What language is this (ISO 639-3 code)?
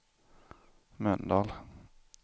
swe